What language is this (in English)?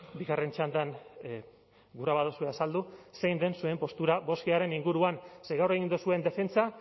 Basque